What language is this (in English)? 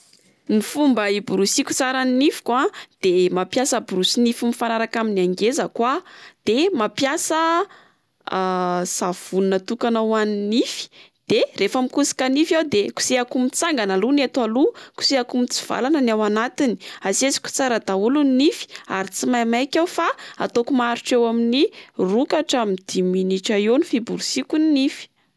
Malagasy